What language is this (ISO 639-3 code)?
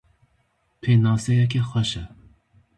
kur